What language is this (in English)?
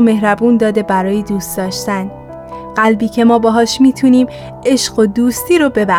Persian